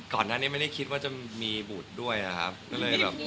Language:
Thai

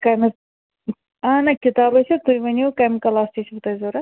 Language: Kashmiri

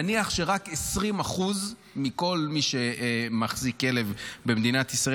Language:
Hebrew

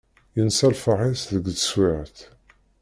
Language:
Kabyle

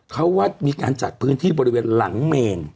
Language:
Thai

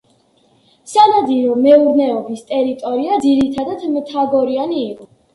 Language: Georgian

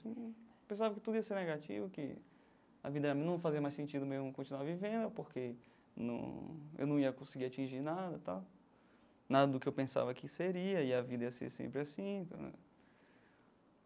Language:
Portuguese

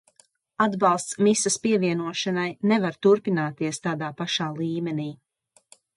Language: Latvian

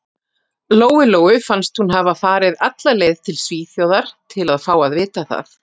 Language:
Icelandic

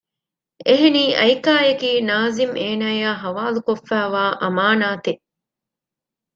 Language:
Divehi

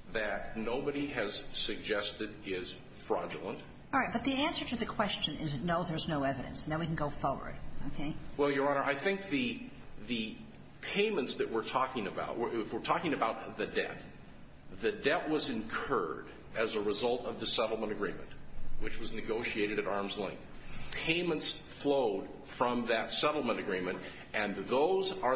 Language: English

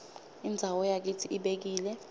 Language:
Swati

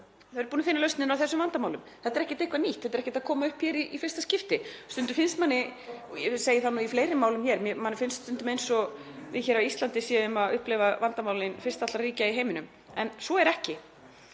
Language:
Icelandic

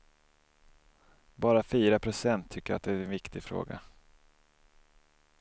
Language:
Swedish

